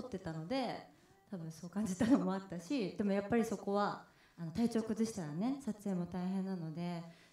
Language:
Japanese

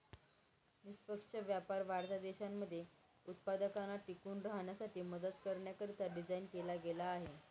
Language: Marathi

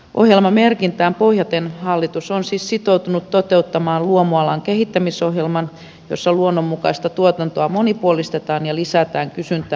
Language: Finnish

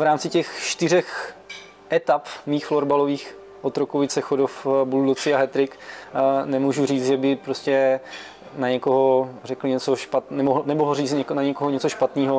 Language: Czech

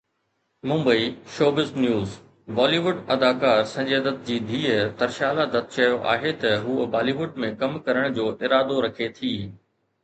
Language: Sindhi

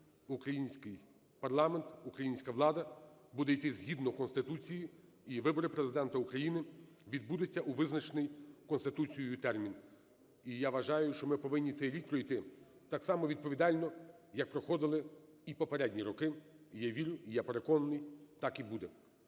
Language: Ukrainian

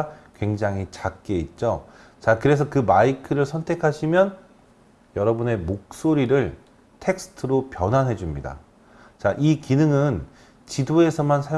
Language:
Korean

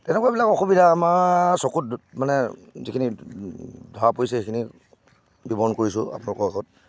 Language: Assamese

